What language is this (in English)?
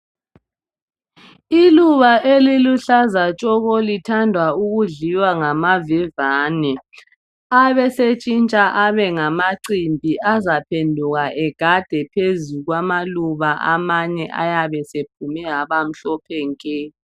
North Ndebele